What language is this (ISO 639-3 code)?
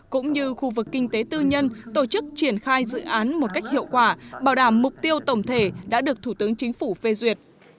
vie